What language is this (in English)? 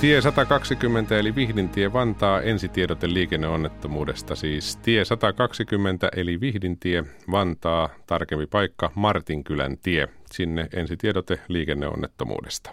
Finnish